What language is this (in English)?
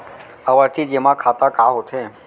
Chhattisgarhi